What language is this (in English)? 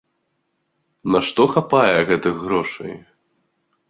Belarusian